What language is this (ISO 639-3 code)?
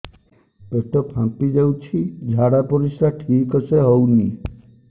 ori